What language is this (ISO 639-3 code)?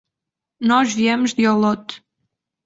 por